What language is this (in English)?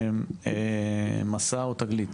Hebrew